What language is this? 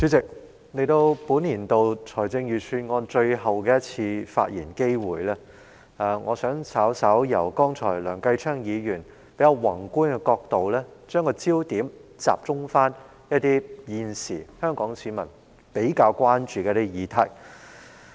Cantonese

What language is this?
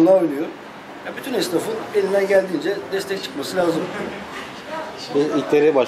Turkish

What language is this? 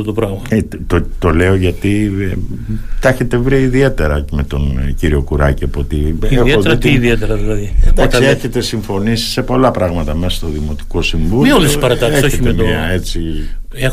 Greek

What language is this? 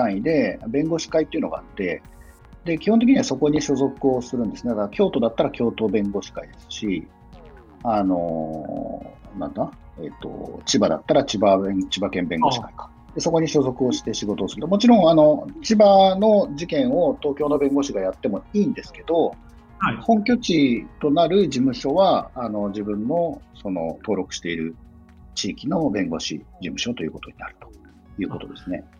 Japanese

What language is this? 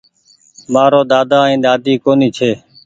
Goaria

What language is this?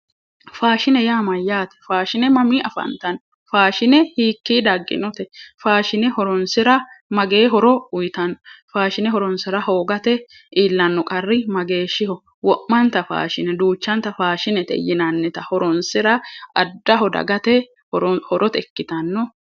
Sidamo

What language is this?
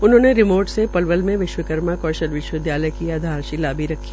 Hindi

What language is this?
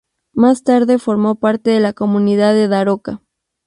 Spanish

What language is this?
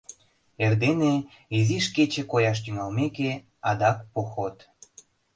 Mari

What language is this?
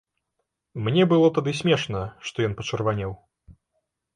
Belarusian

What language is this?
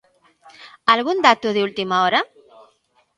Galician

